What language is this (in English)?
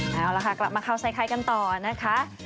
Thai